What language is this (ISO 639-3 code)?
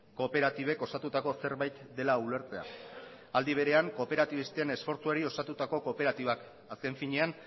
eus